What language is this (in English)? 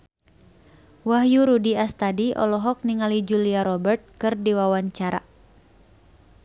Sundanese